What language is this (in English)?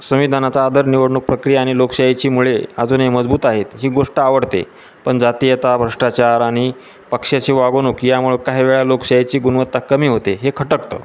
Marathi